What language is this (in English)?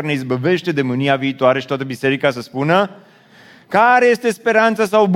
Romanian